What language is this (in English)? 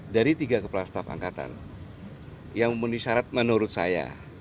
Indonesian